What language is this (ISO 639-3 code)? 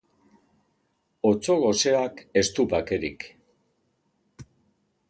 eus